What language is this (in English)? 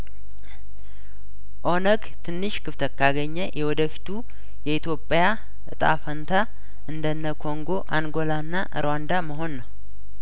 Amharic